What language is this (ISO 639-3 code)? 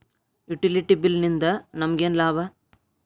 kan